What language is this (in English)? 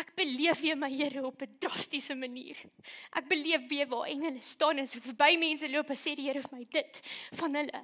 Dutch